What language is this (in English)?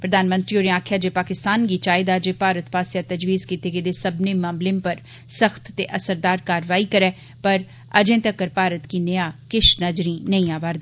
Dogri